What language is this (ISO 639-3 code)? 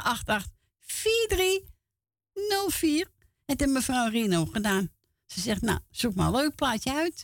nld